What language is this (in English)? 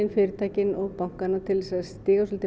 Icelandic